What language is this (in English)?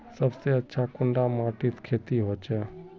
Magahi